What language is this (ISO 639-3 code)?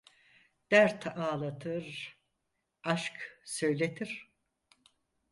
tur